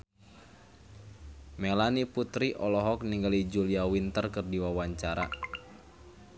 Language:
Sundanese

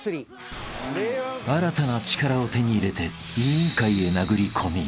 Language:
Japanese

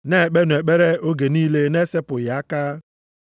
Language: Igbo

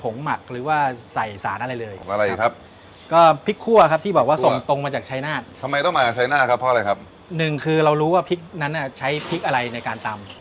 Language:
Thai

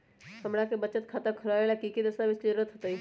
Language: Magahi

